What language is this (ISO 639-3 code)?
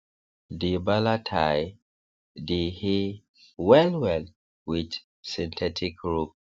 pcm